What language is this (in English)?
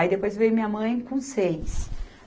Portuguese